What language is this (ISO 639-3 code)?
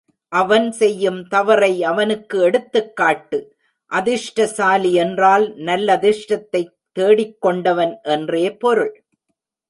tam